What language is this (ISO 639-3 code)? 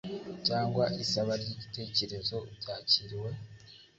kin